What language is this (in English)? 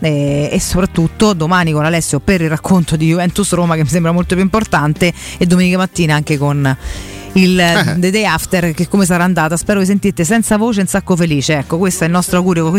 Italian